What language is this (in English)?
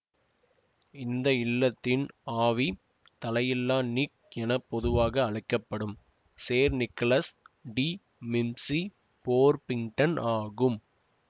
Tamil